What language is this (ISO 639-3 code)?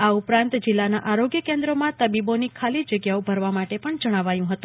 guj